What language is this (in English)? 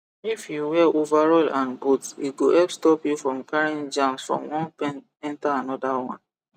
Nigerian Pidgin